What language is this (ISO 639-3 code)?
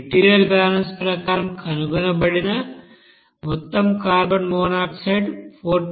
tel